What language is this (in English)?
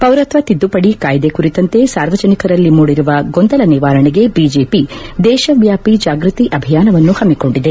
Kannada